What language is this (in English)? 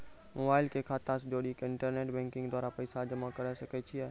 Maithili